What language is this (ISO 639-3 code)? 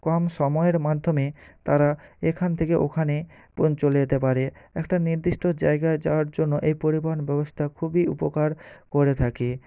ben